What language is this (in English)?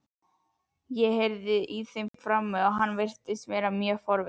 Icelandic